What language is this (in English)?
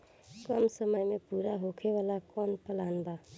Bhojpuri